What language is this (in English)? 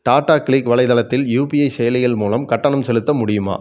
Tamil